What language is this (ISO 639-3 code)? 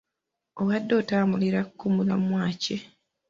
lug